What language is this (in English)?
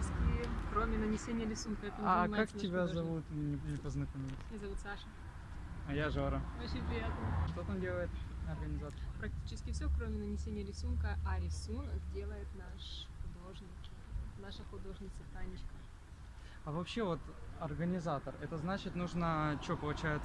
Russian